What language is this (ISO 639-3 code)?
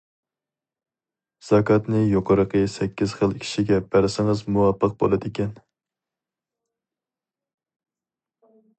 uig